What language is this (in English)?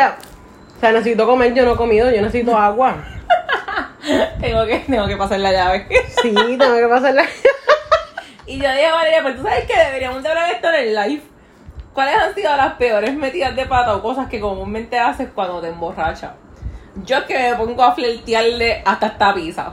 Spanish